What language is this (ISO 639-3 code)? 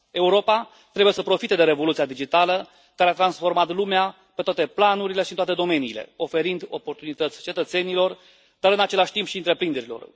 ron